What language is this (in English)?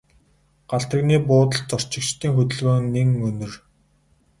Mongolian